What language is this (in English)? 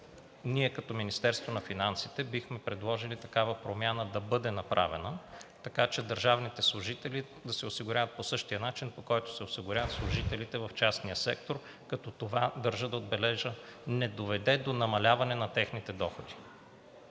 Bulgarian